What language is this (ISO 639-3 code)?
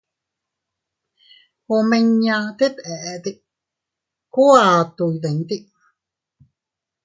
cut